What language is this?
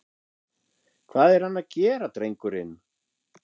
Icelandic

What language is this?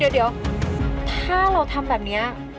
Thai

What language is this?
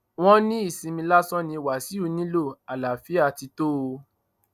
Yoruba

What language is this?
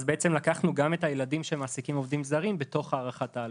Hebrew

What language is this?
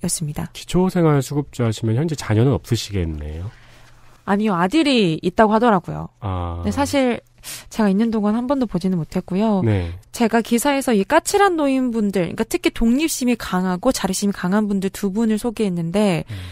Korean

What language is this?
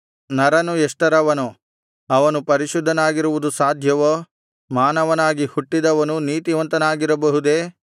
Kannada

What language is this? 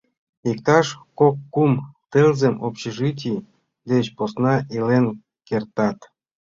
Mari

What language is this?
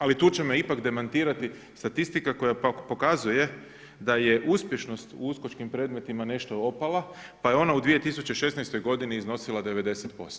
Croatian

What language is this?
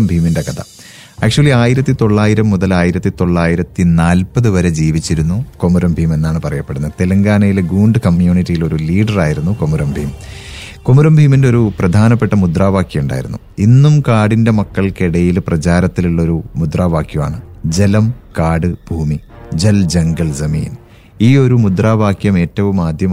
Malayalam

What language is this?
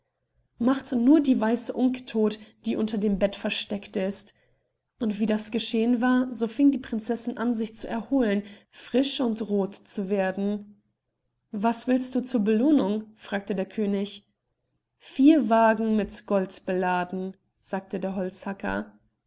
German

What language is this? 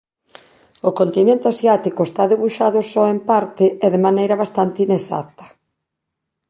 Galician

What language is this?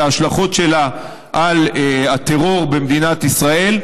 Hebrew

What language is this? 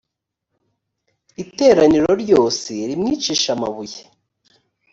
Kinyarwanda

